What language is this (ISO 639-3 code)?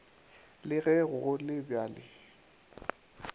nso